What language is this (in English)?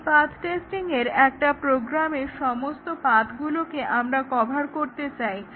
Bangla